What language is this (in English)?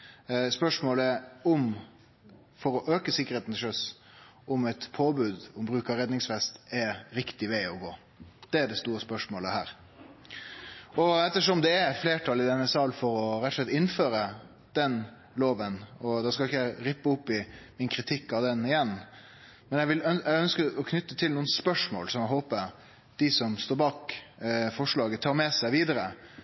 Norwegian Nynorsk